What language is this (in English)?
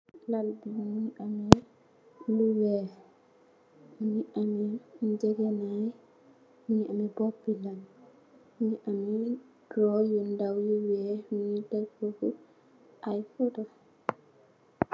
Wolof